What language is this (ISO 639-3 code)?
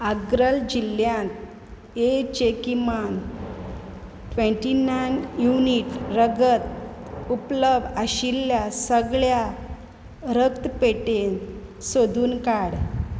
kok